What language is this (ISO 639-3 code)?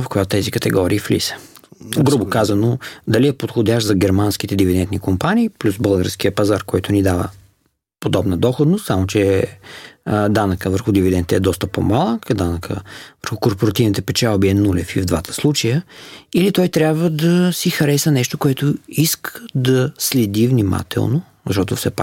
bul